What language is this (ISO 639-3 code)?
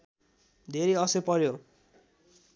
nep